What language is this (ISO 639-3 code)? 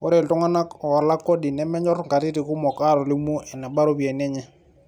mas